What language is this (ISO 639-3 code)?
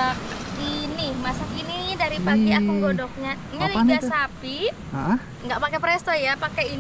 ind